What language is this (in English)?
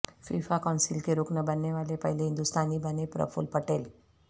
Urdu